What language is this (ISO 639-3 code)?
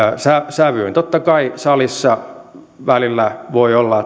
fin